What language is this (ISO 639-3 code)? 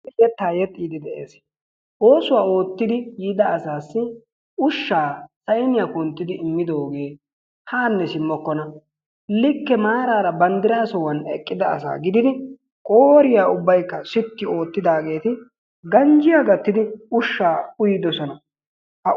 wal